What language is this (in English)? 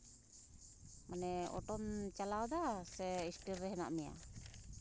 Santali